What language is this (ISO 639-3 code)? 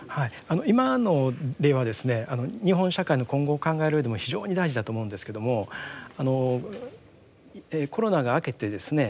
jpn